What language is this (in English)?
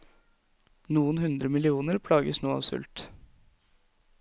Norwegian